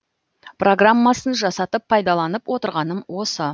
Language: Kazakh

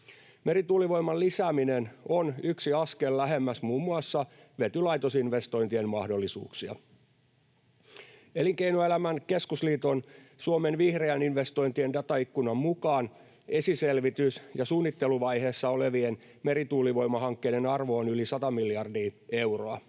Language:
Finnish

